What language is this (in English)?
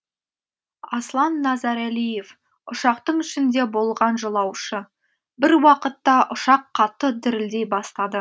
Kazakh